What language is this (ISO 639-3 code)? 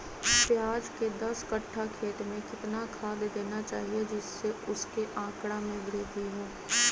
mag